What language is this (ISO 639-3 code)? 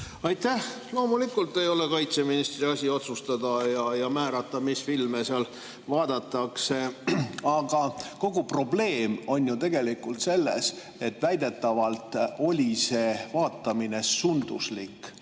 est